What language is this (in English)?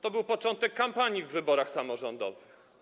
Polish